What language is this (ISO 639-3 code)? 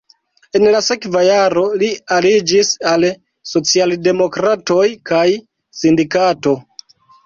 epo